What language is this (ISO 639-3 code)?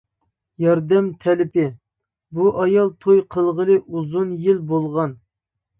uig